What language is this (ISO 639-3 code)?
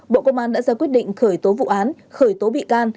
vie